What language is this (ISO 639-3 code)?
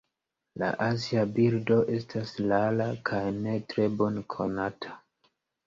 epo